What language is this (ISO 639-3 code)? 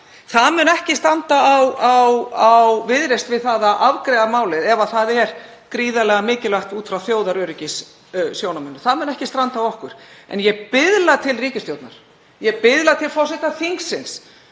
isl